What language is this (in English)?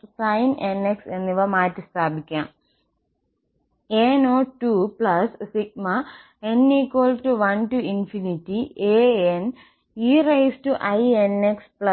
Malayalam